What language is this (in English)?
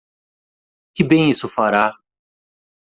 Portuguese